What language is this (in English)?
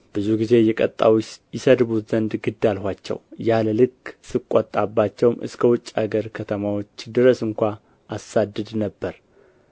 Amharic